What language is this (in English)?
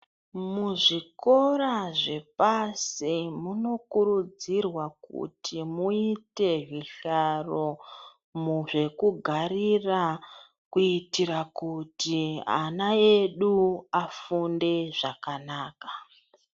Ndau